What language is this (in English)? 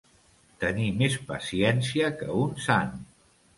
Catalan